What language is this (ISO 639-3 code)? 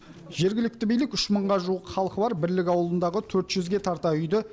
kaz